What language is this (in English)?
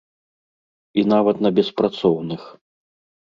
Belarusian